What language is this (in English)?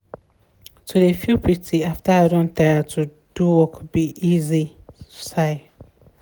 Nigerian Pidgin